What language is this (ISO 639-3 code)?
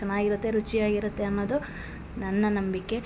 kan